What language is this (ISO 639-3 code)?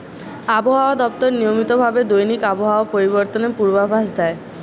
ben